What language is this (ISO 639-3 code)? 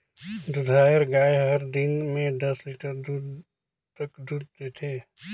hne